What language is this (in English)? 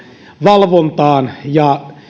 Finnish